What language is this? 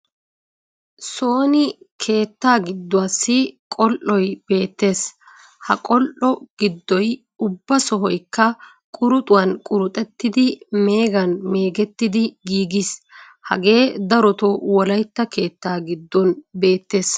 Wolaytta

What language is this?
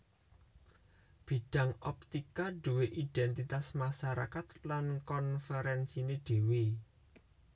Javanese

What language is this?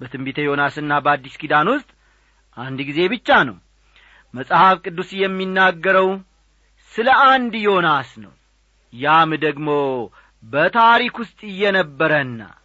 Amharic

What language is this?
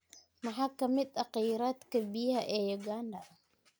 Somali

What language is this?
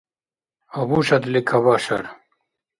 Dargwa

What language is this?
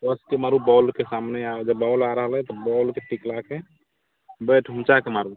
Maithili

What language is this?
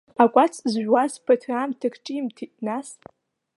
Abkhazian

